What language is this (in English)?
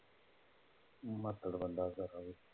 Punjabi